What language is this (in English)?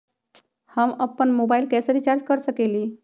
Magahi